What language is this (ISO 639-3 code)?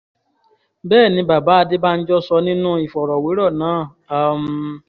yor